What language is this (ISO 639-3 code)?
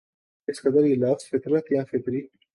urd